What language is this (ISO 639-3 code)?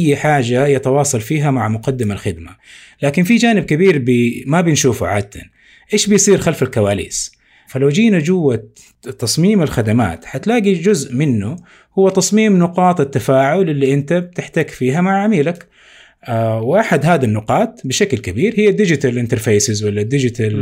ara